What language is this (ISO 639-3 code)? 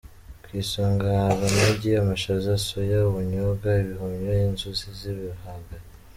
kin